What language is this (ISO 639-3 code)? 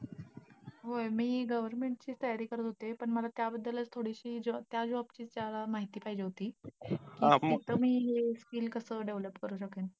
mar